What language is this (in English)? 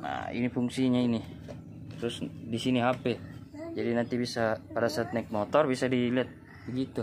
Indonesian